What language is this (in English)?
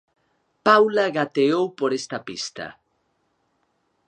Galician